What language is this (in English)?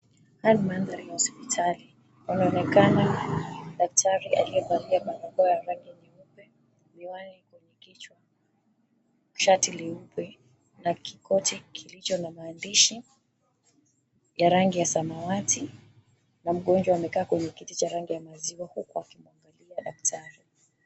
Swahili